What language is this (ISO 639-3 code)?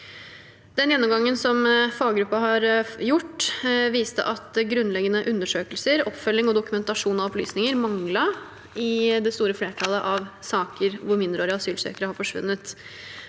nor